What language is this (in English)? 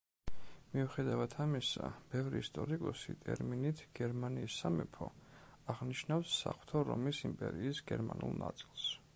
Georgian